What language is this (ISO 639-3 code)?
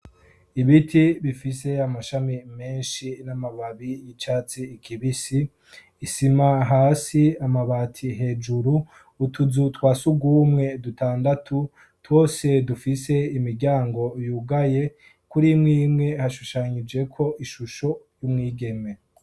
run